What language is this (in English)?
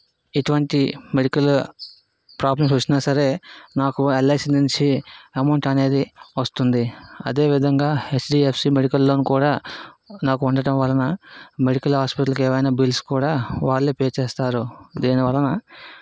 Telugu